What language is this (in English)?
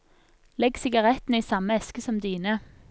Norwegian